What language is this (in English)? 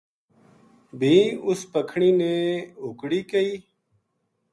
Gujari